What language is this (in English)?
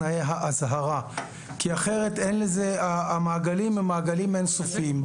Hebrew